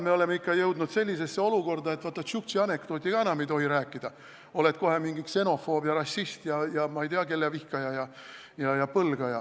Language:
Estonian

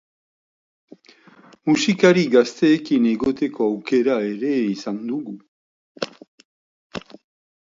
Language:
Basque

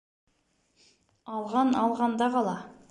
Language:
Bashkir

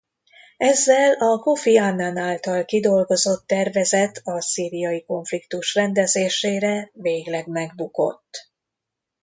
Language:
Hungarian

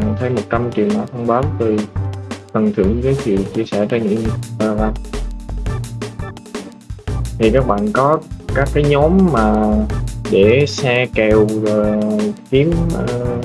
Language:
Vietnamese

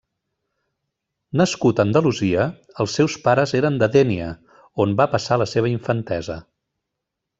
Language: Catalan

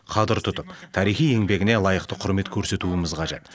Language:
Kazakh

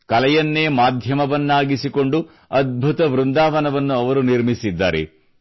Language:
Kannada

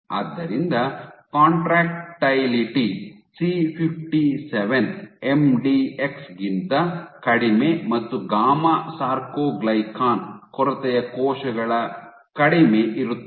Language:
Kannada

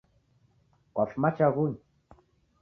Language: Taita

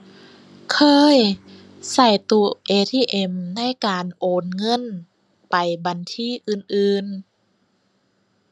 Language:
Thai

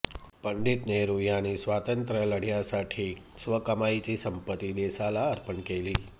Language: Marathi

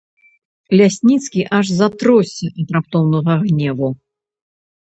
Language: Belarusian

